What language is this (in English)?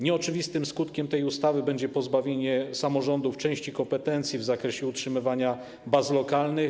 Polish